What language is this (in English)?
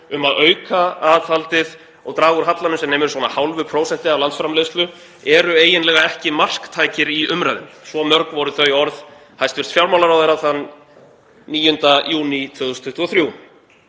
Icelandic